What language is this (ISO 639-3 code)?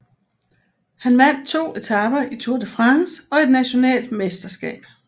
dan